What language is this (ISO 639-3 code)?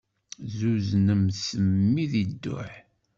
kab